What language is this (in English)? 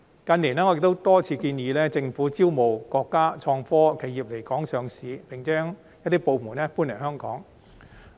Cantonese